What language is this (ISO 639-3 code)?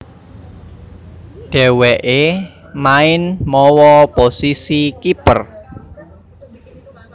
jav